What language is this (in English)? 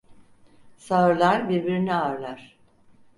Turkish